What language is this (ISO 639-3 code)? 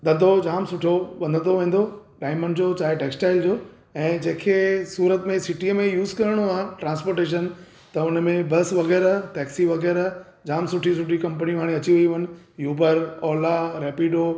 snd